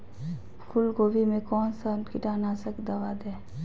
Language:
Magahi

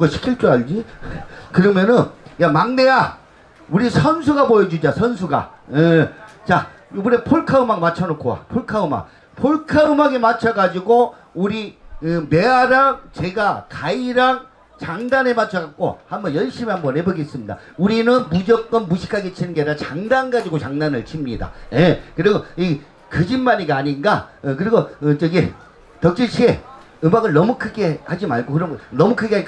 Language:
Korean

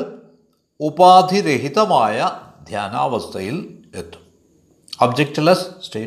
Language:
Malayalam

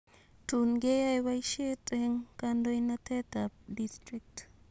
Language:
Kalenjin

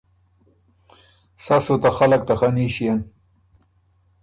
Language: Ormuri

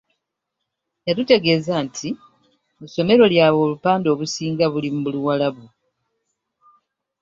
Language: Ganda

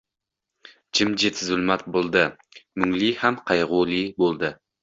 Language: Uzbek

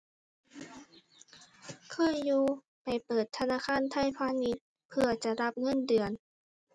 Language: Thai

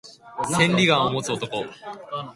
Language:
Japanese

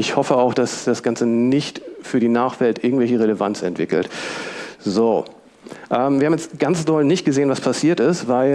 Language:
German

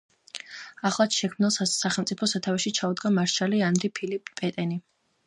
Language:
Georgian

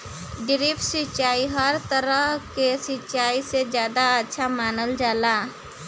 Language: Bhojpuri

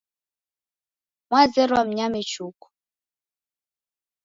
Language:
Taita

